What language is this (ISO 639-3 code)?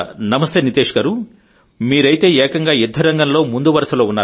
tel